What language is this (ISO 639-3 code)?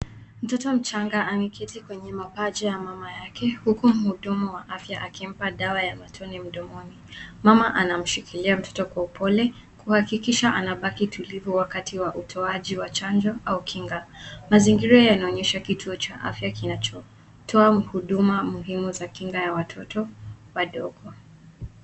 swa